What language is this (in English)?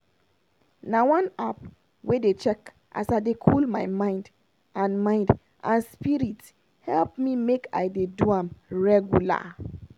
Nigerian Pidgin